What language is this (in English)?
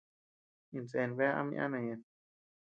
Tepeuxila Cuicatec